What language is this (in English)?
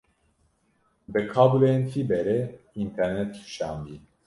Kurdish